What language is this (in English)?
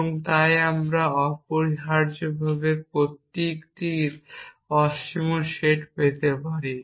Bangla